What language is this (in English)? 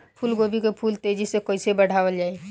Bhojpuri